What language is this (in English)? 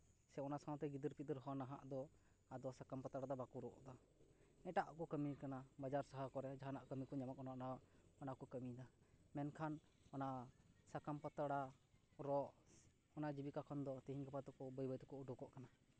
Santali